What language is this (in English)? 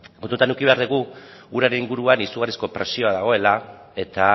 Basque